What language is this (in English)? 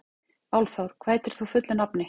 Icelandic